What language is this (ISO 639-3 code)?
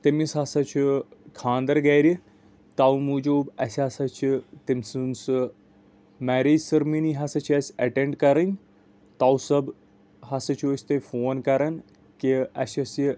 kas